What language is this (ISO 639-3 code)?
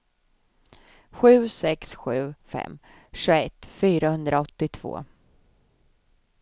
swe